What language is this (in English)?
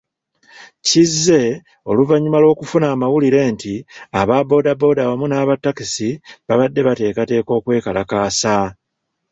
Ganda